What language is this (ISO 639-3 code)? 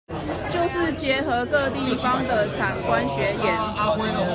zho